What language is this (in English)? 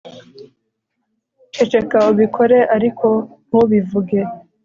Kinyarwanda